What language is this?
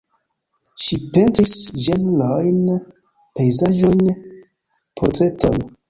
Esperanto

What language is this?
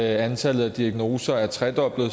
Danish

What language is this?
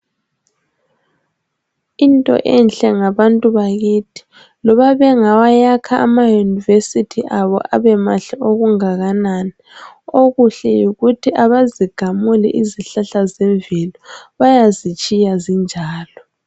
North Ndebele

